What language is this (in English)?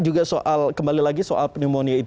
Indonesian